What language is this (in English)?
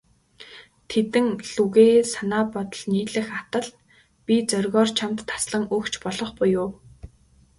Mongolian